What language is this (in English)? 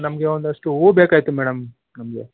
Kannada